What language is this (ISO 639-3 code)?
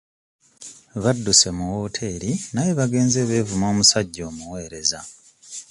lug